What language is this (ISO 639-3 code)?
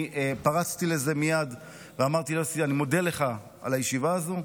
heb